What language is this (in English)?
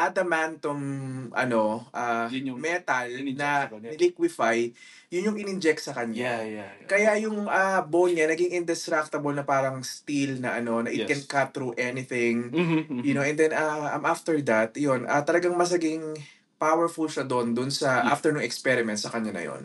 Filipino